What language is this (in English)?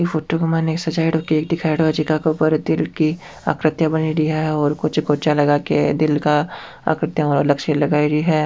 Rajasthani